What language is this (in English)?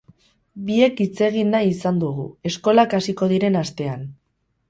Basque